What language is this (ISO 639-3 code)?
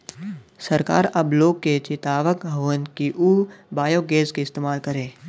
bho